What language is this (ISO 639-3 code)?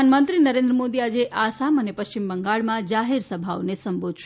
guj